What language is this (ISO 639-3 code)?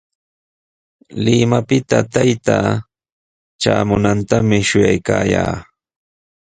qws